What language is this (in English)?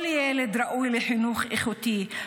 Hebrew